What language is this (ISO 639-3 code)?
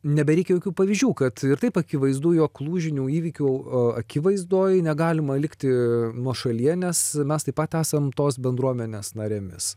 lit